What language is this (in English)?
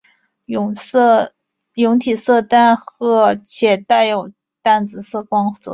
Chinese